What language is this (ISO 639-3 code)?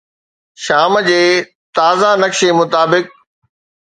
snd